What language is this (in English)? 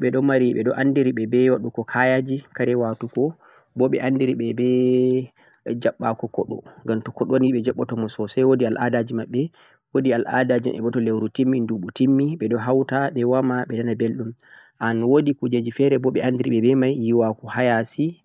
Central-Eastern Niger Fulfulde